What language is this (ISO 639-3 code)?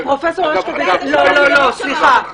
heb